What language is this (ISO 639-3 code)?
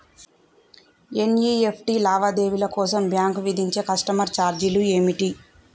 tel